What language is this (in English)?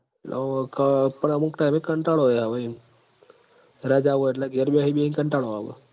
Gujarati